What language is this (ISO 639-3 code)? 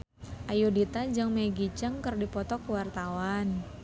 sun